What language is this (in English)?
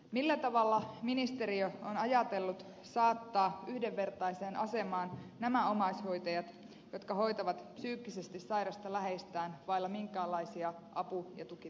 Finnish